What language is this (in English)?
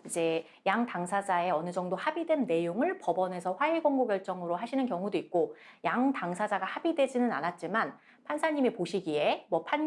Korean